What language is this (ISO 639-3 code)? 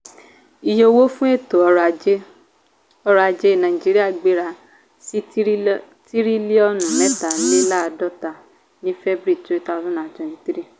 yor